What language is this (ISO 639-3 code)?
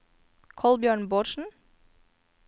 nor